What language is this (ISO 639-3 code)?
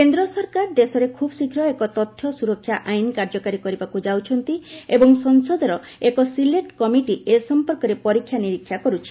ori